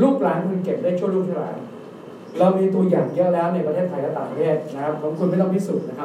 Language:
Thai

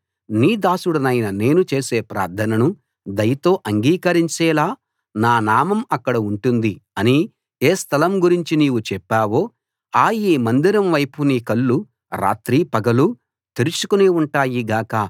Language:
Telugu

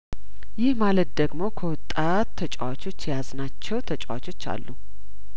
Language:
Amharic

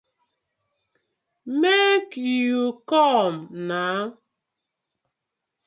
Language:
Nigerian Pidgin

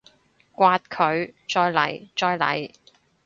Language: Cantonese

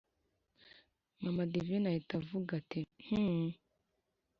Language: Kinyarwanda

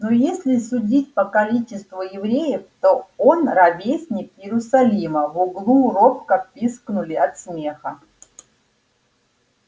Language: Russian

